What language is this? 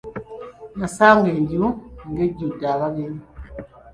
Ganda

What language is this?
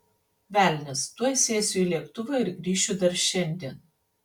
Lithuanian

